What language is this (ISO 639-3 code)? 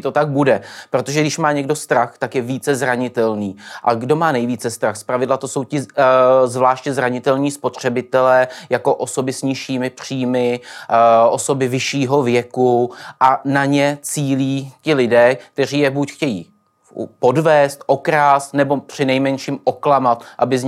ces